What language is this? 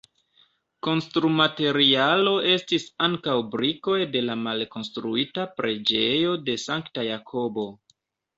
Esperanto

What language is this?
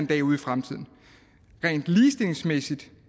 Danish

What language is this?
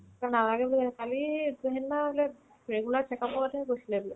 Assamese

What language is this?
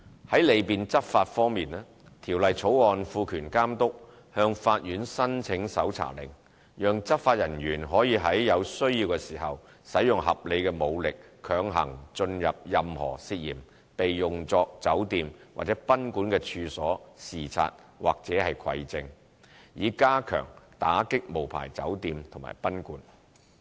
Cantonese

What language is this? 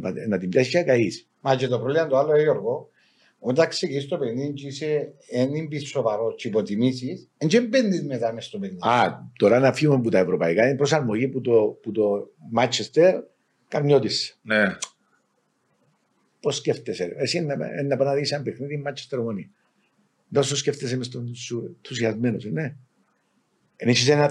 Greek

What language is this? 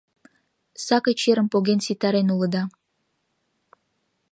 Mari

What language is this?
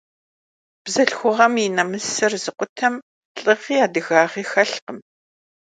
Kabardian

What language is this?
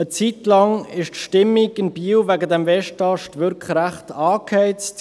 Swiss German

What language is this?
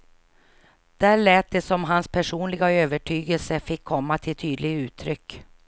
Swedish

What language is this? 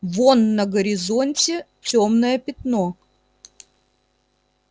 Russian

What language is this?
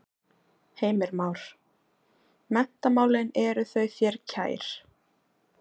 Icelandic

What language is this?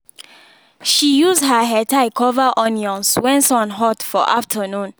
Nigerian Pidgin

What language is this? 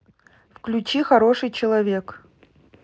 Russian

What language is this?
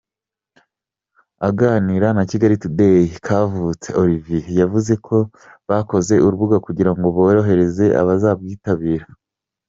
Kinyarwanda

